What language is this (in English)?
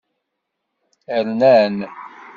Kabyle